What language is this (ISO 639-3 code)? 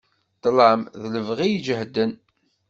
kab